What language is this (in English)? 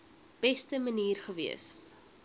Afrikaans